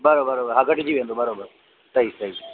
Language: Sindhi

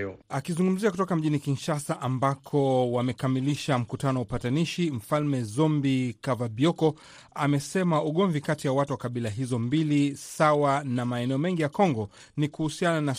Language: Swahili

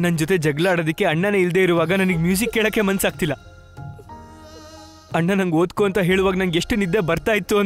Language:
Hindi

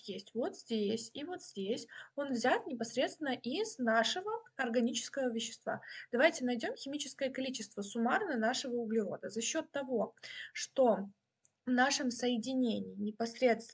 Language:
Russian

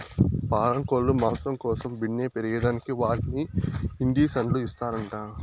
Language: Telugu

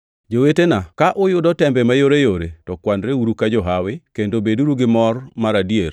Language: Luo (Kenya and Tanzania)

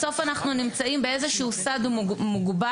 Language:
Hebrew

